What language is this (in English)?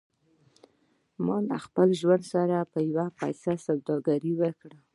Pashto